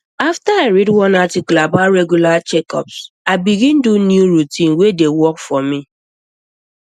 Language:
Nigerian Pidgin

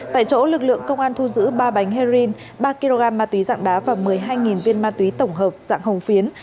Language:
Vietnamese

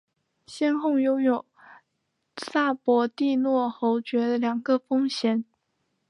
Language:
Chinese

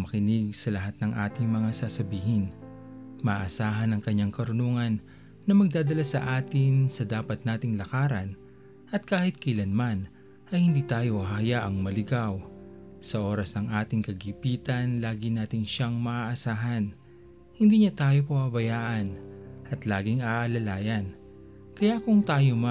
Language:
Filipino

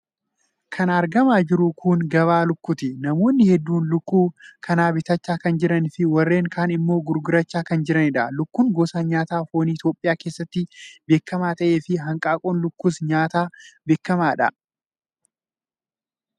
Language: Oromo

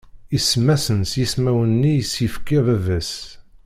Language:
Kabyle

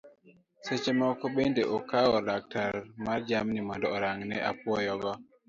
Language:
Luo (Kenya and Tanzania)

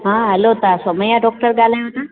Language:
Sindhi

